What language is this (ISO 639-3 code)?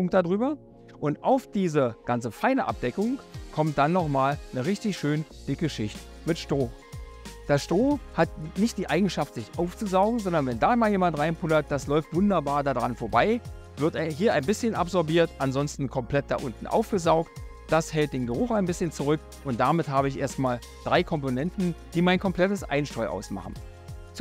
deu